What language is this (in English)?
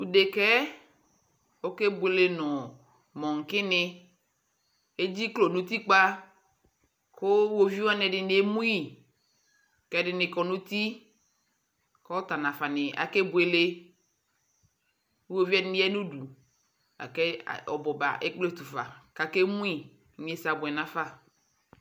Ikposo